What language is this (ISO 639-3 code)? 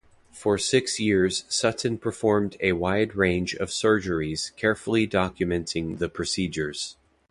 eng